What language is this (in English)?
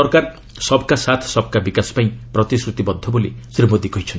Odia